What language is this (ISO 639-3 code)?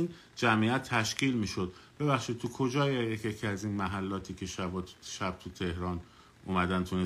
fas